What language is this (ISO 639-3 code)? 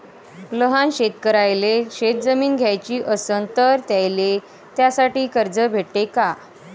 mar